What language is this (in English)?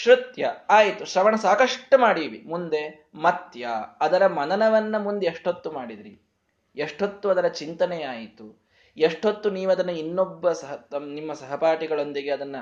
Kannada